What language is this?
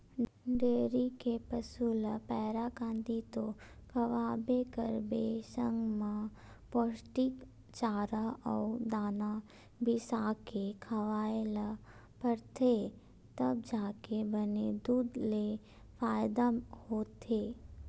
Chhattisgarhi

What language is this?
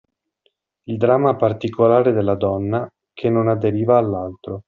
Italian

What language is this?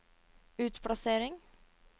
Norwegian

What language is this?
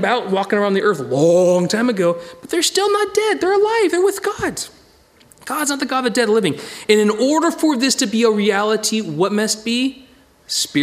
English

